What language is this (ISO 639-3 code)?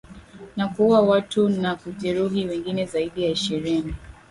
swa